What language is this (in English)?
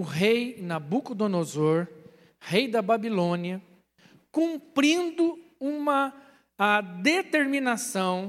Portuguese